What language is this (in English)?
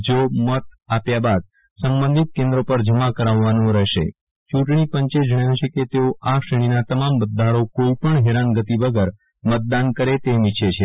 Gujarati